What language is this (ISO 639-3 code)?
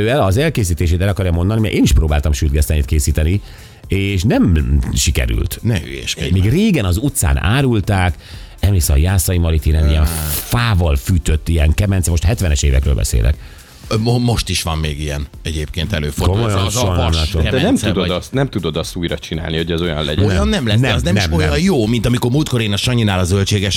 hun